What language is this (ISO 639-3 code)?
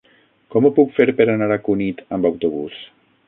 cat